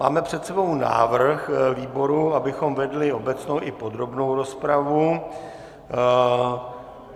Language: Czech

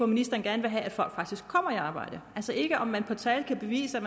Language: Danish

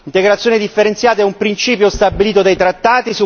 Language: Italian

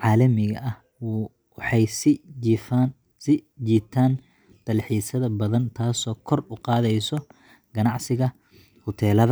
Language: Somali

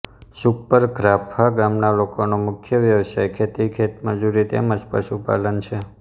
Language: Gujarati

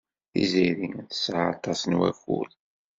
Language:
Kabyle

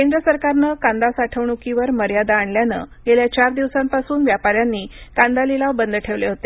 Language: Marathi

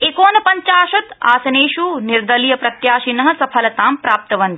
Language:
Sanskrit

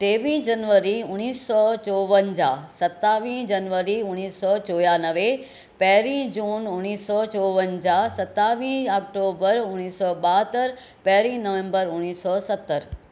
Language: Sindhi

